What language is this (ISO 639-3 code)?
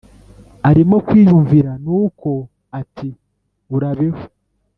kin